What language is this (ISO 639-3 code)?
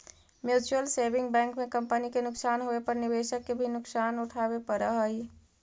mag